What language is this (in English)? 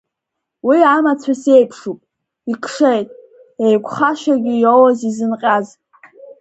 Abkhazian